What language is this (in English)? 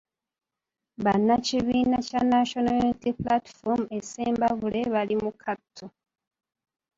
Ganda